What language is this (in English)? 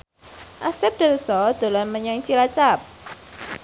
Javanese